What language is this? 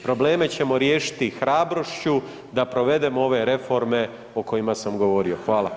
Croatian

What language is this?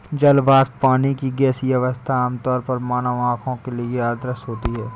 Hindi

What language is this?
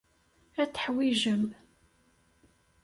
Kabyle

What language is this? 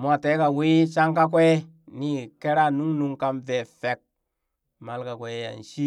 Burak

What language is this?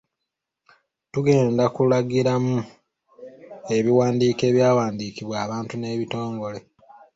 Ganda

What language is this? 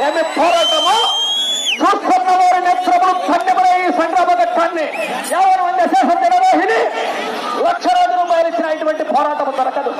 Telugu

